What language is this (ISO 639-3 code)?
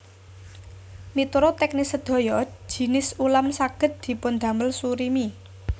jav